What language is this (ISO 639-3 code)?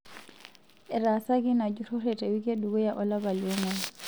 mas